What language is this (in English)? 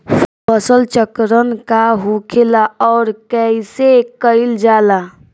Bhojpuri